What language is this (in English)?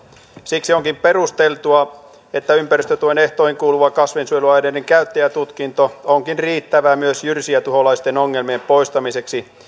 Finnish